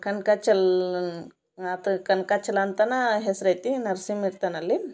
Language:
Kannada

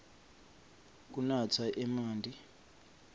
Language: Swati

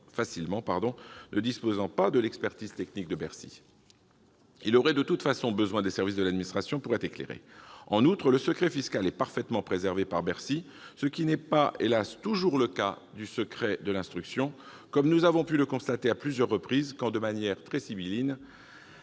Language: French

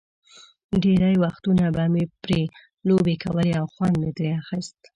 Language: Pashto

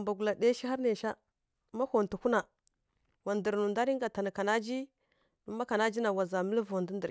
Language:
Kirya-Konzəl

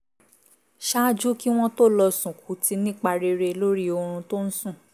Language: Yoruba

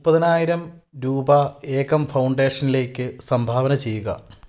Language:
Malayalam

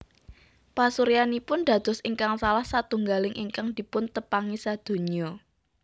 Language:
Javanese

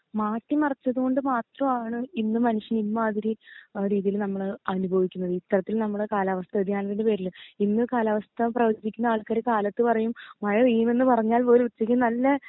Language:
Malayalam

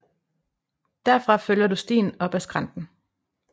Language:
Danish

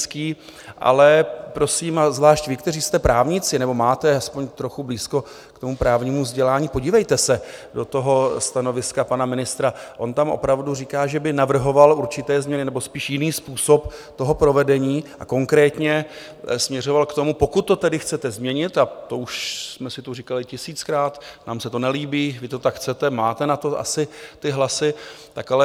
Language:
Czech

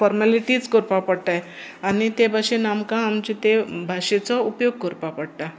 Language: Konkani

